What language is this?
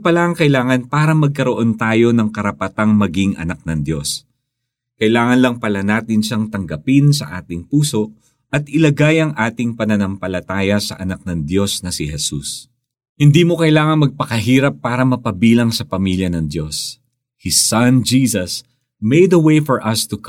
Filipino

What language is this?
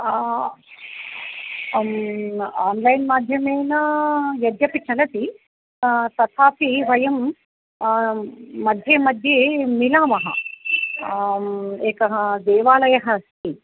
Sanskrit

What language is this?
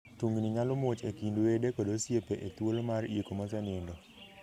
Luo (Kenya and Tanzania)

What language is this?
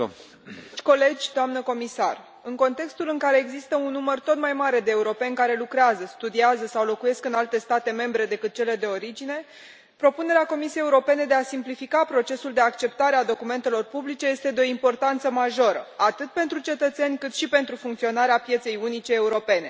Romanian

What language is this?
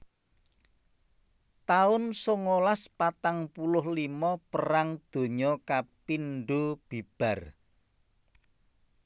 Javanese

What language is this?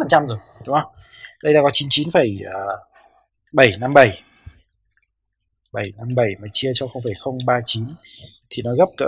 Vietnamese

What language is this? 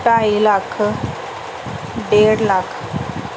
Punjabi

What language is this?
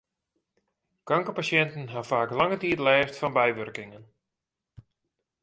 Western Frisian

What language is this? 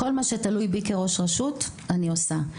Hebrew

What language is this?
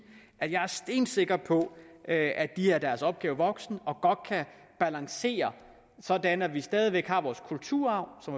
Danish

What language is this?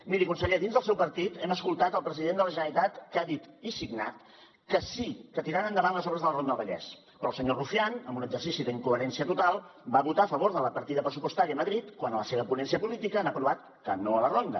Catalan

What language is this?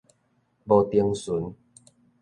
Min Nan Chinese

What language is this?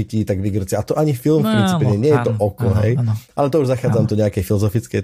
Slovak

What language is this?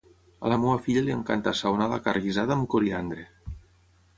Catalan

